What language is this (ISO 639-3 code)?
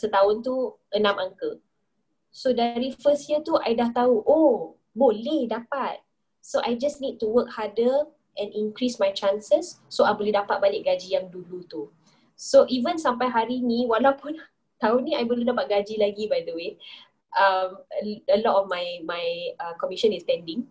msa